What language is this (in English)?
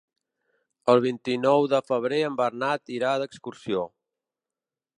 Catalan